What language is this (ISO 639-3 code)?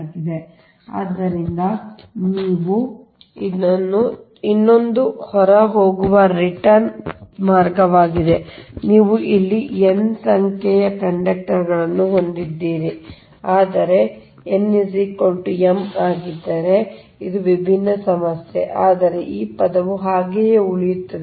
kan